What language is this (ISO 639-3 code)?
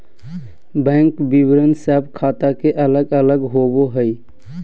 mag